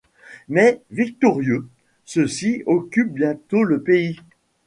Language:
French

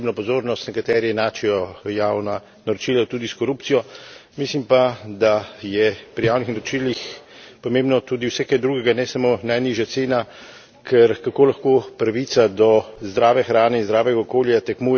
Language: Slovenian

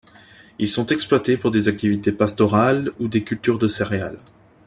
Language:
French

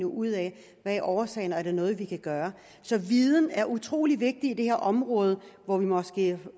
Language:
Danish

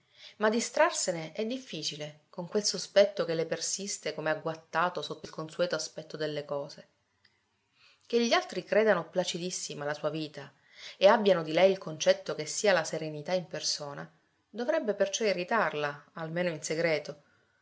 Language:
Italian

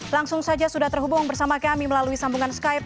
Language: Indonesian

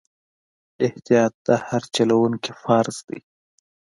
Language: Pashto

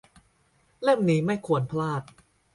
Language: Thai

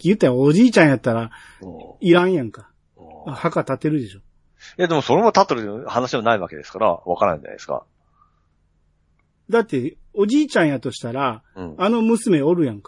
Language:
Japanese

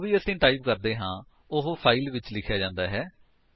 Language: Punjabi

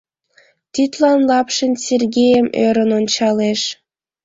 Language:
Mari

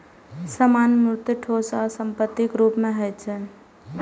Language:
Maithili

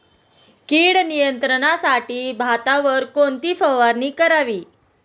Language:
Marathi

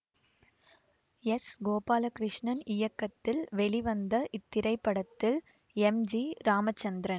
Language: Tamil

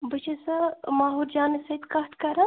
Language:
Kashmiri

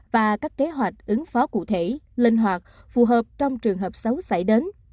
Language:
Vietnamese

